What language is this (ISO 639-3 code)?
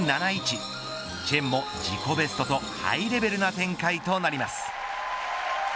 jpn